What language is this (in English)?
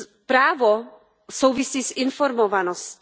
Czech